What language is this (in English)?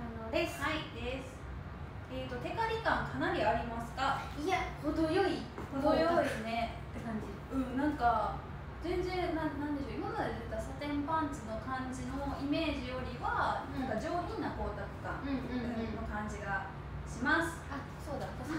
Japanese